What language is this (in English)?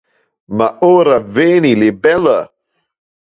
Interlingua